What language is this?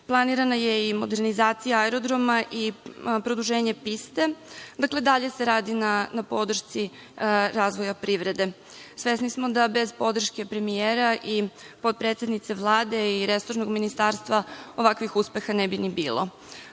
Serbian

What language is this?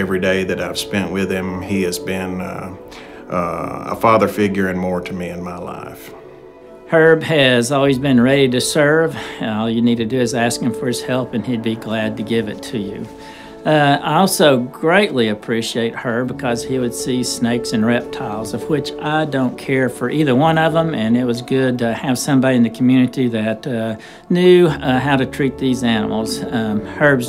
English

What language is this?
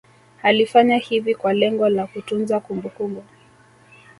Swahili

